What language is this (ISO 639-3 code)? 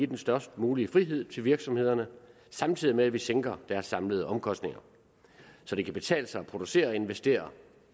dan